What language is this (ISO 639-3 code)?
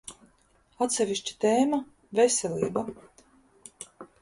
lav